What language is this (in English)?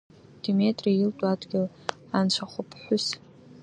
Abkhazian